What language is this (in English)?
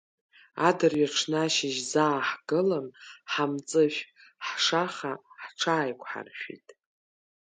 Abkhazian